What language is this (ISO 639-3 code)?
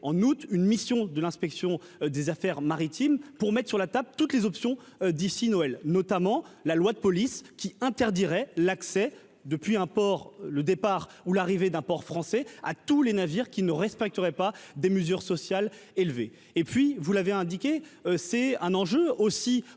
fra